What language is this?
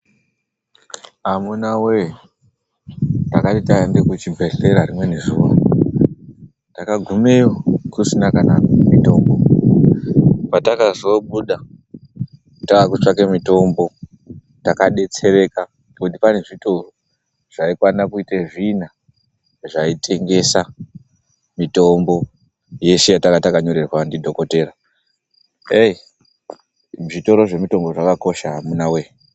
Ndau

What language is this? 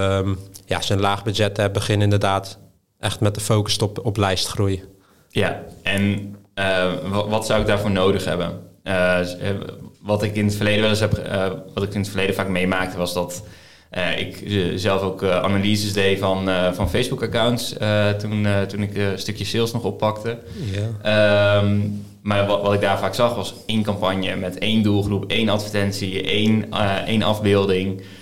Dutch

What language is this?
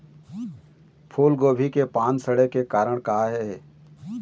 Chhattisgarhi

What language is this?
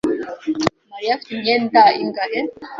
Kinyarwanda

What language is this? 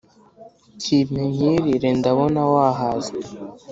Kinyarwanda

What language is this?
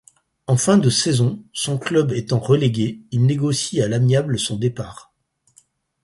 French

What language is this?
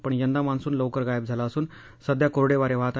Marathi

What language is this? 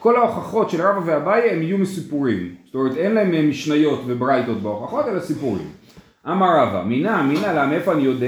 Hebrew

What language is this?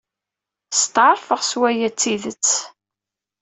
Kabyle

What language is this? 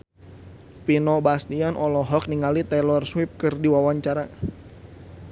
Sundanese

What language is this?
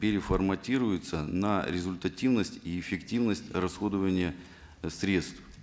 Kazakh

